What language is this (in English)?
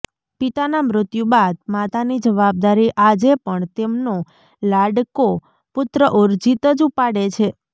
Gujarati